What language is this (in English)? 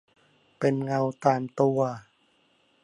Thai